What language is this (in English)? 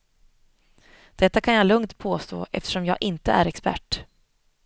Swedish